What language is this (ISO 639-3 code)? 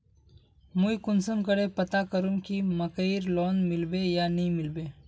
mag